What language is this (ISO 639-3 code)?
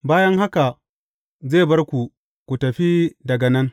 hau